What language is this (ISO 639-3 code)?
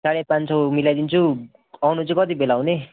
nep